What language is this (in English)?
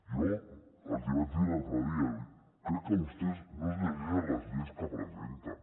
Catalan